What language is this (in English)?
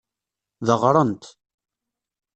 Kabyle